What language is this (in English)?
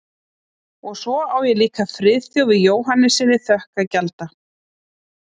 Icelandic